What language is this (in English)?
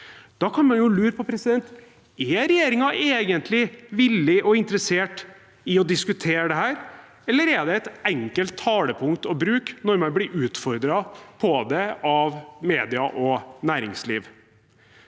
Norwegian